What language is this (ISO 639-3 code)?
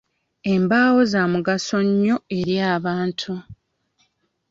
lug